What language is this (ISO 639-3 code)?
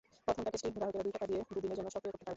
ben